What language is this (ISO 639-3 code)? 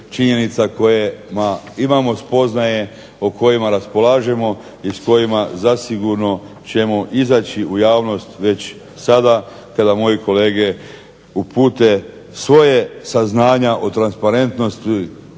hrv